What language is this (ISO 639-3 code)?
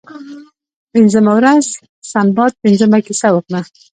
pus